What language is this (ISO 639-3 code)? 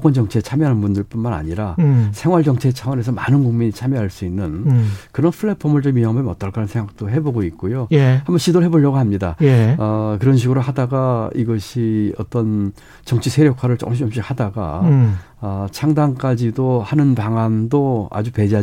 kor